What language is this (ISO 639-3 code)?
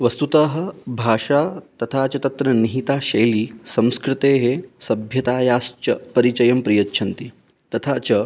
san